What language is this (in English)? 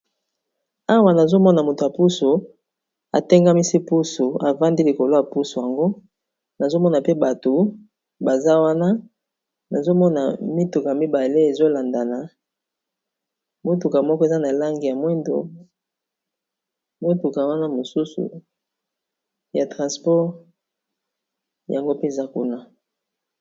Lingala